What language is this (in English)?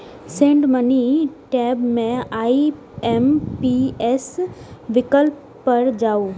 Maithili